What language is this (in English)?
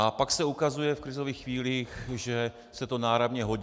Czech